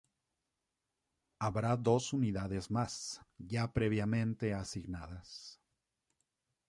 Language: Spanish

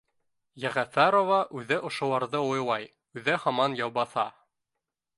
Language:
Bashkir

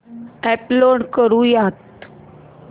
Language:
Marathi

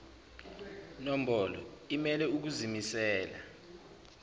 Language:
Zulu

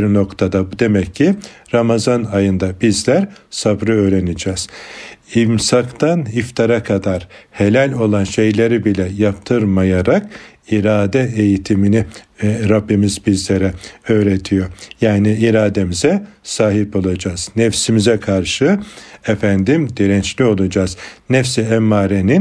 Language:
Turkish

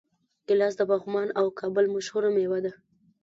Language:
Pashto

